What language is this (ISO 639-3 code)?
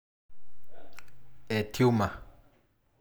mas